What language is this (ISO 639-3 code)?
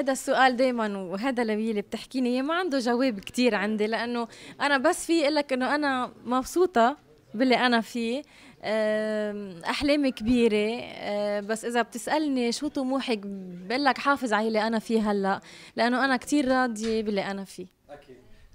ara